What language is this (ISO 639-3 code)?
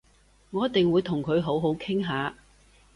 yue